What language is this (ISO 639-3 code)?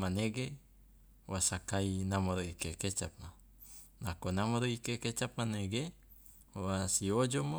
loa